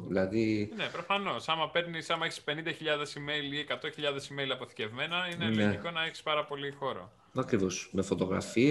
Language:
Greek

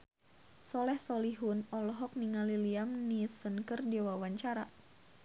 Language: Sundanese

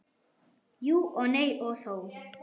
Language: Icelandic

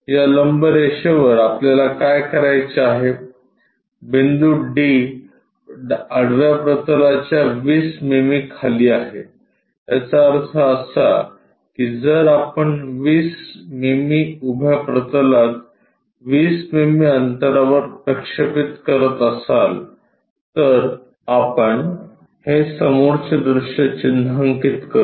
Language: Marathi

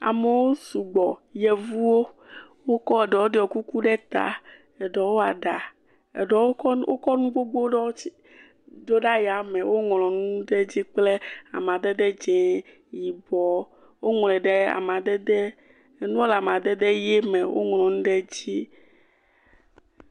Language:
Ewe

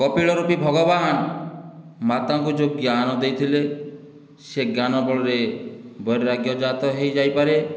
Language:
Odia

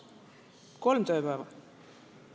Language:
Estonian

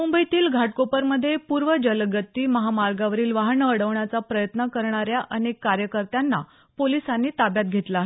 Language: Marathi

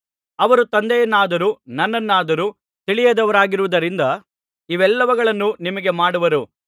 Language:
Kannada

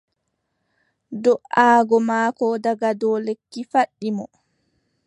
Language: Adamawa Fulfulde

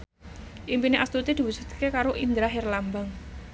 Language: Javanese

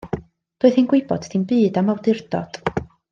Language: Welsh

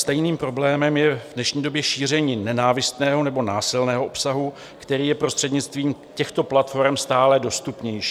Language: Czech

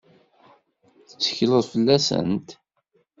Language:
Kabyle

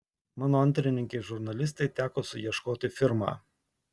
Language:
Lithuanian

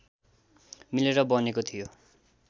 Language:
Nepali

